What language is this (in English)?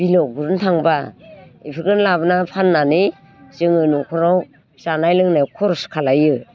Bodo